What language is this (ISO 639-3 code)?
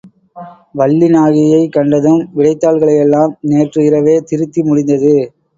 tam